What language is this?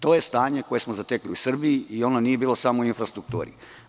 Serbian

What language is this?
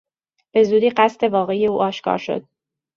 Persian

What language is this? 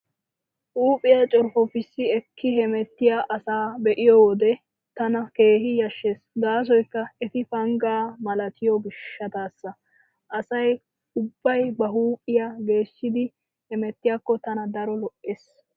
Wolaytta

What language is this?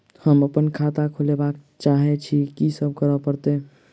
Maithili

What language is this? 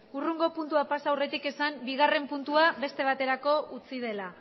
Basque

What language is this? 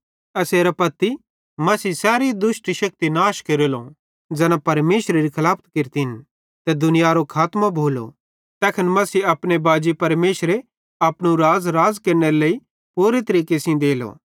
Bhadrawahi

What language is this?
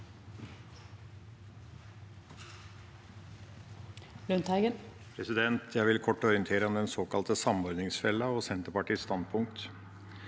Norwegian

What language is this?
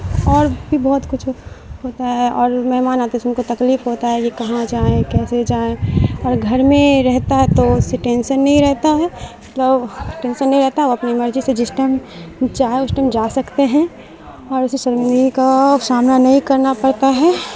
Urdu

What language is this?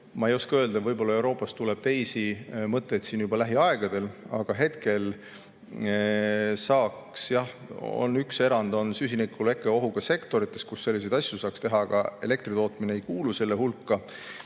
Estonian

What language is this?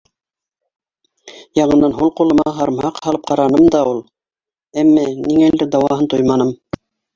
Bashkir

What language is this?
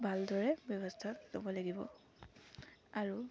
Assamese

